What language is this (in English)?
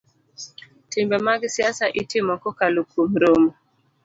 Luo (Kenya and Tanzania)